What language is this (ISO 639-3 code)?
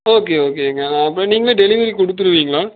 tam